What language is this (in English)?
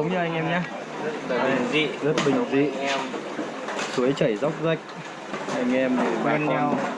Vietnamese